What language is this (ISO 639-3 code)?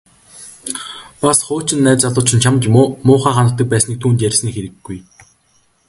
mon